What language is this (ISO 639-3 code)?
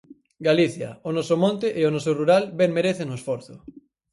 glg